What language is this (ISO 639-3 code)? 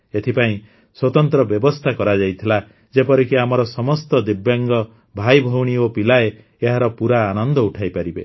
ori